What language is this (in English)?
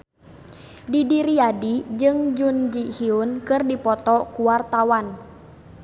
Sundanese